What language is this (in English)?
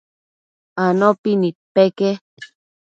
Matsés